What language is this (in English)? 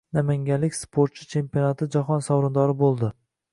Uzbek